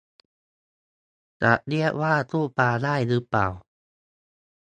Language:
Thai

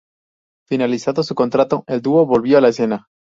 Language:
Spanish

